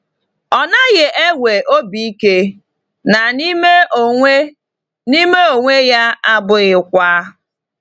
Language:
Igbo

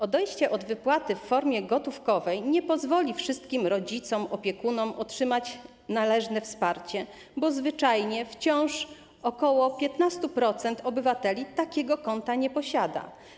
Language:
Polish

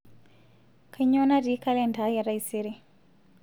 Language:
Masai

